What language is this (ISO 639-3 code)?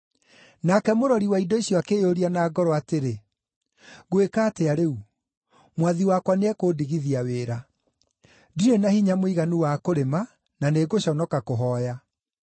kik